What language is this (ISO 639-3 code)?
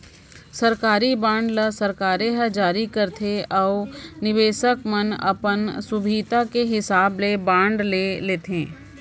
hne